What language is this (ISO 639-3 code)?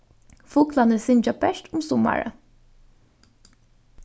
fao